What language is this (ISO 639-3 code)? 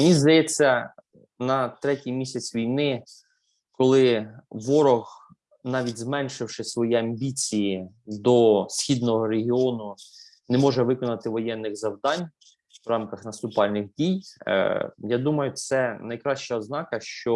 ukr